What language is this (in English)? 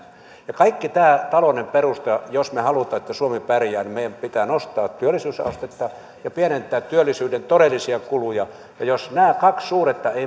Finnish